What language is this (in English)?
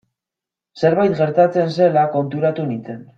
Basque